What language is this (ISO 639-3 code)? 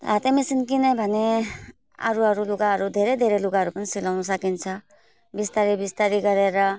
nep